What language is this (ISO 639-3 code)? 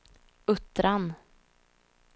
swe